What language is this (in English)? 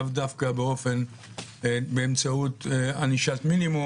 Hebrew